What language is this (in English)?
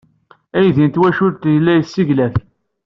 Kabyle